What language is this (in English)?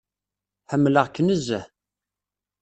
Kabyle